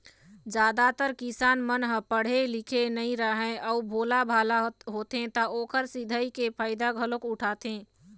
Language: Chhattisgarhi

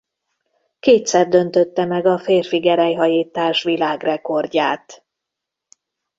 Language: Hungarian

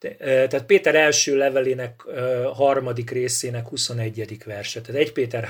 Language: Hungarian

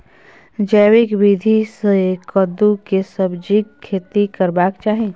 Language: Maithili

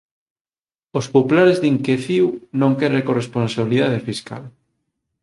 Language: Galician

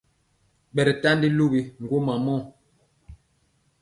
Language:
Mpiemo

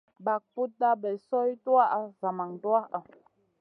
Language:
Masana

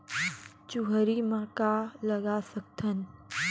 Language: Chhattisgarhi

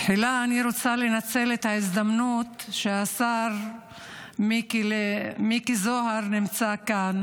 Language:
Hebrew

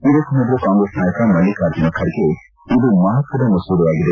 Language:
Kannada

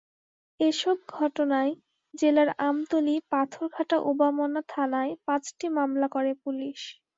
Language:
Bangla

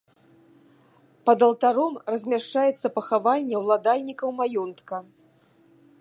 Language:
Belarusian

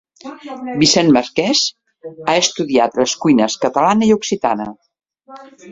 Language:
Catalan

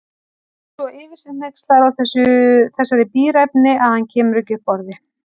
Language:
Icelandic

